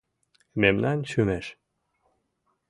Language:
Mari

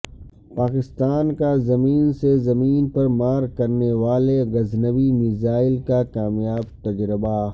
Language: Urdu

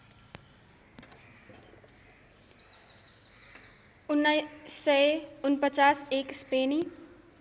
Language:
Nepali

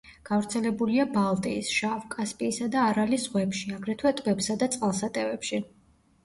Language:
Georgian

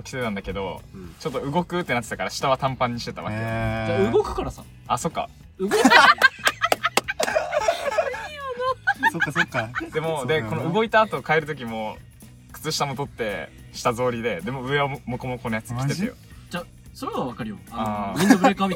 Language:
Japanese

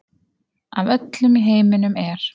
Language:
Icelandic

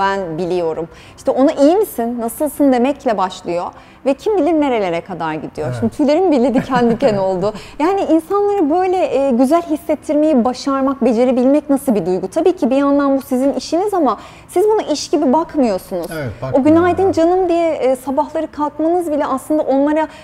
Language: Turkish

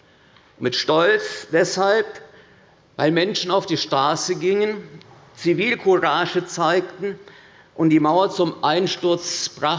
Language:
German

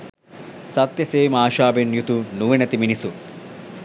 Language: Sinhala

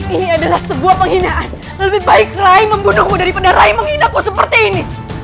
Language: Indonesian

